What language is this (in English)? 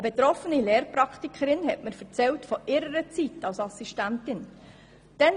Swiss German